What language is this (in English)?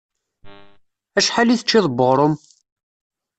Kabyle